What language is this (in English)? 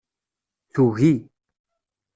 Kabyle